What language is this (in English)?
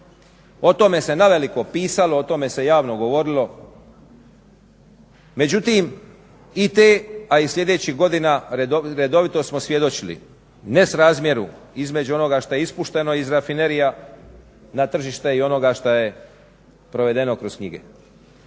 Croatian